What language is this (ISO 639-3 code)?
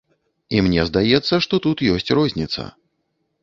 bel